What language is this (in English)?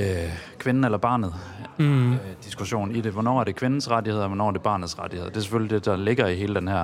Danish